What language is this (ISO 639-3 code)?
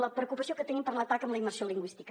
cat